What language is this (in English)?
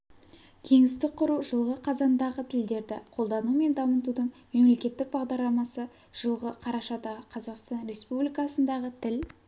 Kazakh